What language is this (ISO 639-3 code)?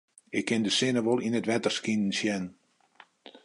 fry